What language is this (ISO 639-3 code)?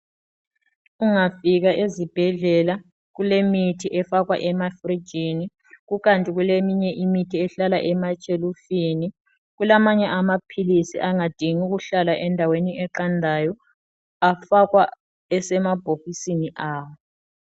nde